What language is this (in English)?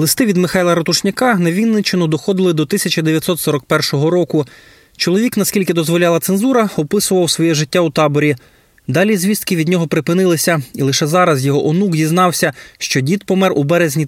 Ukrainian